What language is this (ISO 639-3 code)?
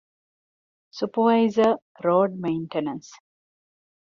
div